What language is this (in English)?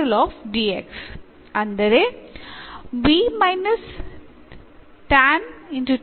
Kannada